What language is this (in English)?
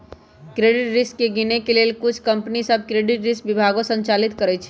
Magahi